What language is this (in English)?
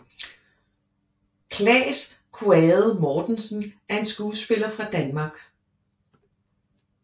Danish